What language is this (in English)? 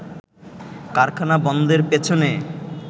Bangla